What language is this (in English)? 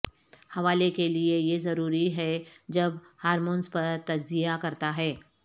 Urdu